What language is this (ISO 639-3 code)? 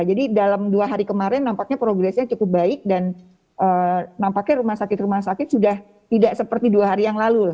ind